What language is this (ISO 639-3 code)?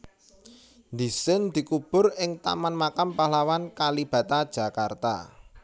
jav